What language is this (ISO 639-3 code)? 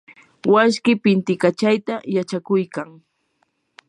qur